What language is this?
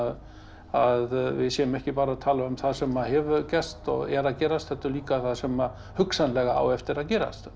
Icelandic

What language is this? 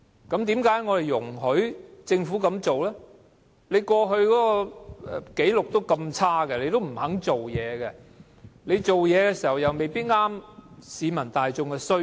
Cantonese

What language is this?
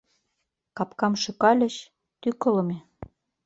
Mari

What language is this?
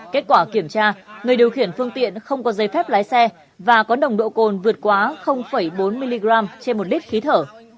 Vietnamese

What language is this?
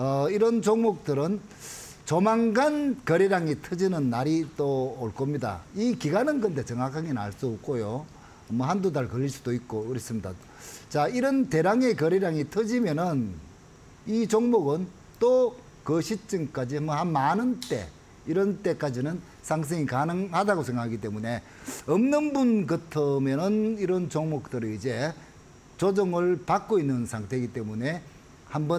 Korean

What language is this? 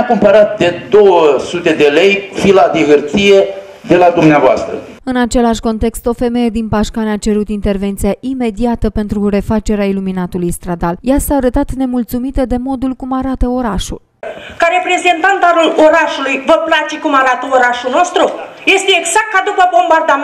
Romanian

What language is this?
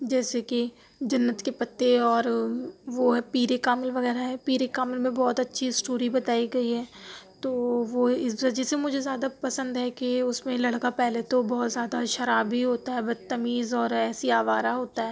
Urdu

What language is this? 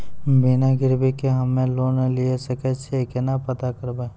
Maithili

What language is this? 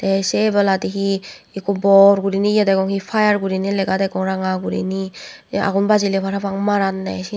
Chakma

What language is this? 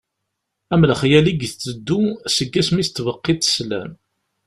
Kabyle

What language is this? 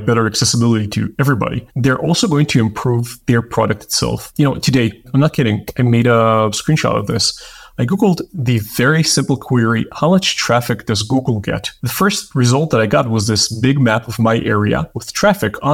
English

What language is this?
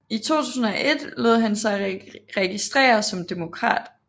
Danish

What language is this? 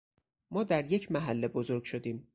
Persian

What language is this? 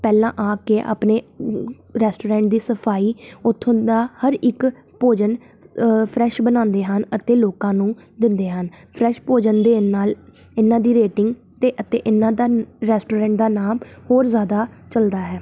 Punjabi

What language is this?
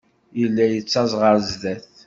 Kabyle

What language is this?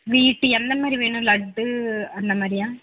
Tamil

